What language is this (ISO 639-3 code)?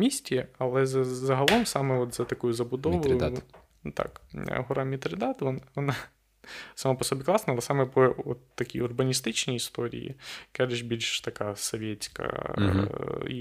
ukr